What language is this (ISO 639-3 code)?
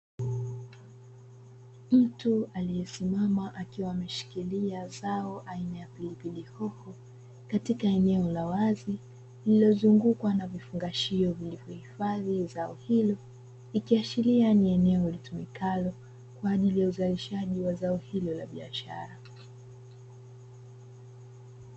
swa